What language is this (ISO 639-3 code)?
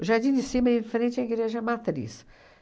por